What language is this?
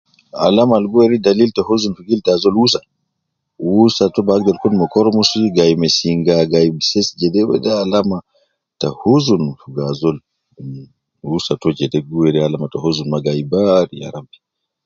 Nubi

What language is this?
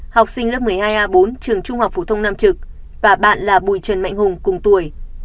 Vietnamese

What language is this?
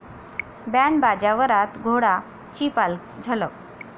Marathi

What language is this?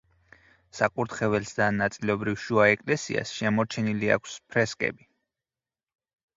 Georgian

